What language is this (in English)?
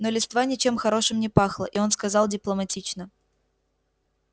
Russian